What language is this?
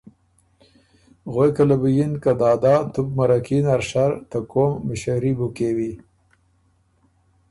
Ormuri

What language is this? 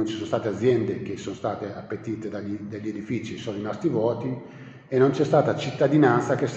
Italian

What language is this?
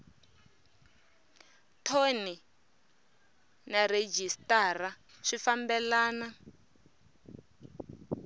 Tsonga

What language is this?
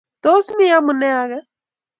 Kalenjin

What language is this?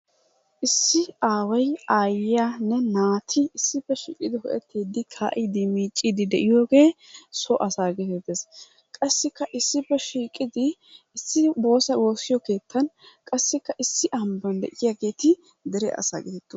Wolaytta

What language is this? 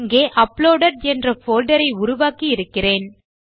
Tamil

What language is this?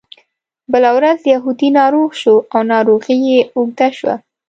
Pashto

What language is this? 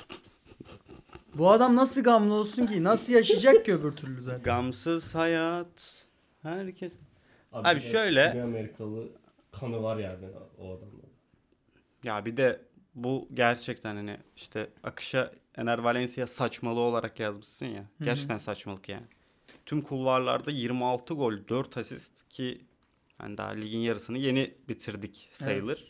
Turkish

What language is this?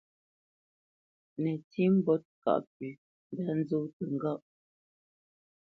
Bamenyam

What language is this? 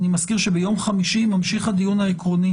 Hebrew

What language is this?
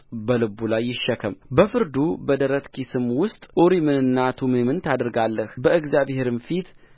Amharic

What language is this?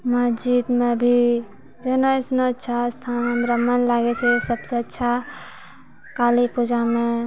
Maithili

